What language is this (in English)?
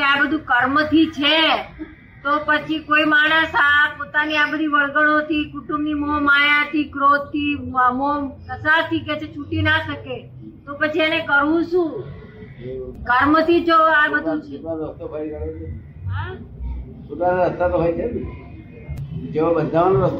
Gujarati